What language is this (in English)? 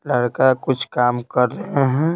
Hindi